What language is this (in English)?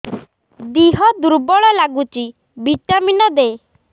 Odia